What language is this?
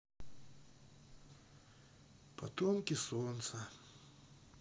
Russian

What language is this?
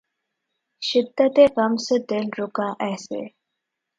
Urdu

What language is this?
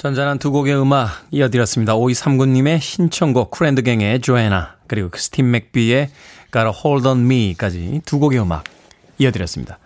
Korean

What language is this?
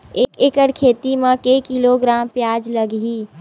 Chhattisgarhi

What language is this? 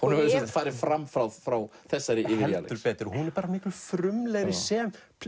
Icelandic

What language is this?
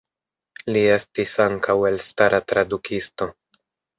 Esperanto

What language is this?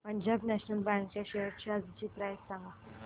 Marathi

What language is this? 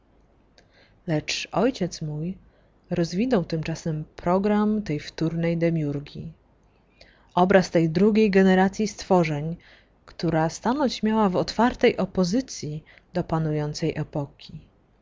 Polish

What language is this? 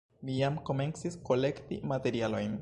Esperanto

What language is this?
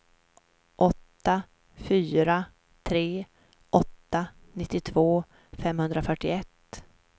Swedish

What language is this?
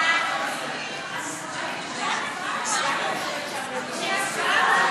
Hebrew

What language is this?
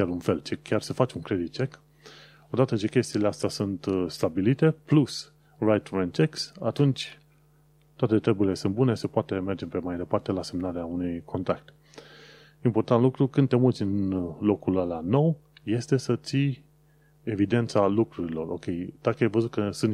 Romanian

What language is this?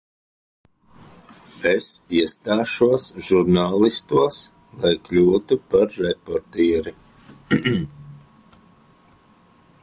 Latvian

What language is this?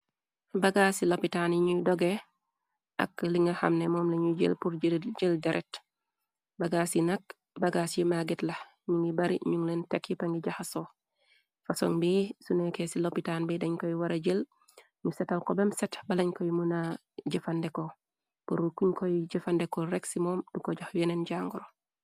Wolof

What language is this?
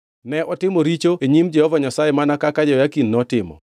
Luo (Kenya and Tanzania)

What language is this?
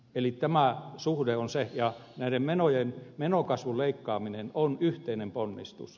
Finnish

